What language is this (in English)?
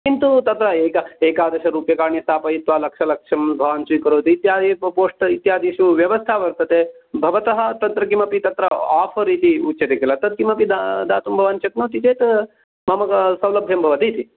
Sanskrit